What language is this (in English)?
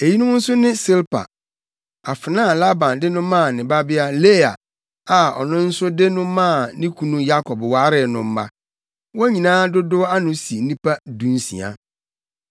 Akan